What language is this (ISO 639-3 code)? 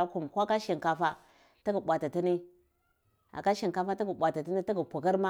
ckl